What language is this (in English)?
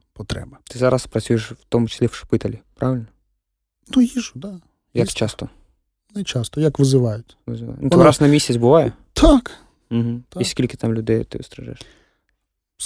Ukrainian